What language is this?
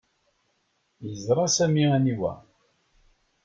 Kabyle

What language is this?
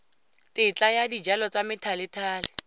Tswana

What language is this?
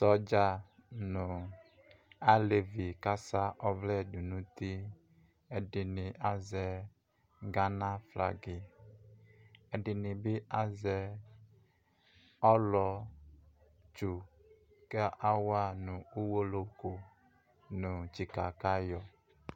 Ikposo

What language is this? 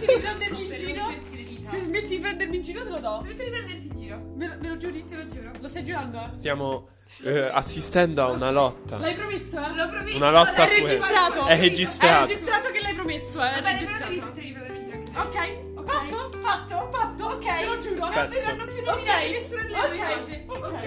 Italian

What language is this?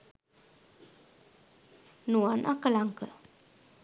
Sinhala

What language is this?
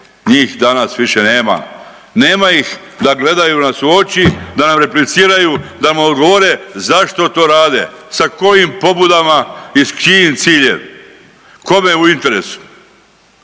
Croatian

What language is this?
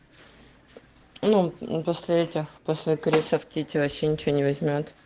Russian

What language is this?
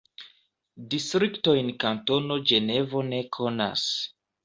Esperanto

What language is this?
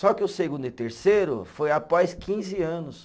Portuguese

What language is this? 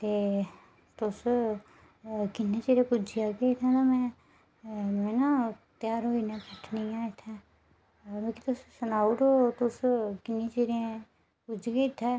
Dogri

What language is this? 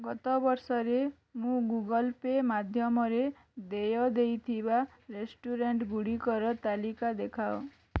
Odia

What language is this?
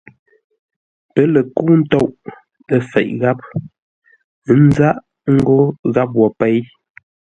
Ngombale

